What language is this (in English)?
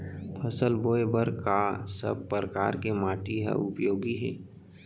Chhattisgarhi